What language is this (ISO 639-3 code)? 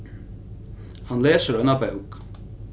fao